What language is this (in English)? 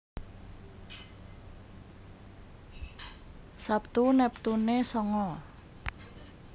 Javanese